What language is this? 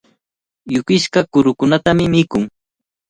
Cajatambo North Lima Quechua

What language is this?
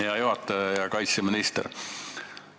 Estonian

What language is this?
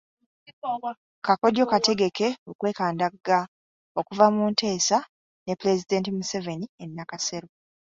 Ganda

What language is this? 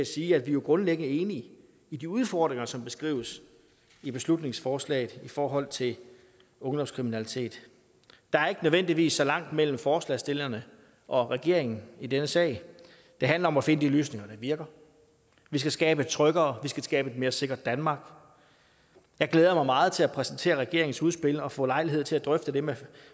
Danish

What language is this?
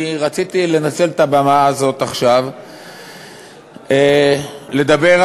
Hebrew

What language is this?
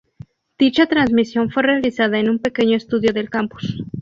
Spanish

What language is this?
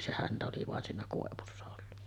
Finnish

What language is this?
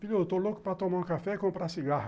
Portuguese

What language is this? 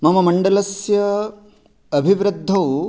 Sanskrit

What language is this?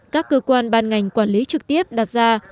Vietnamese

